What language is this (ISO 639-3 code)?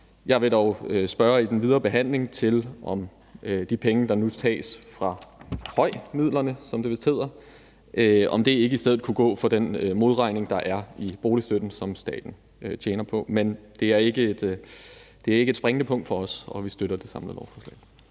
dan